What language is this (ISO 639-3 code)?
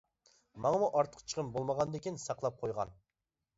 uig